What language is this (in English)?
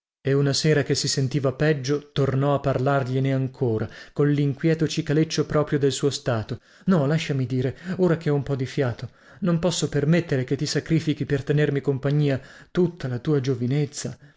Italian